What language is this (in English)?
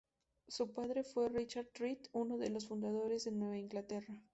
Spanish